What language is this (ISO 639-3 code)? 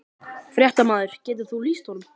isl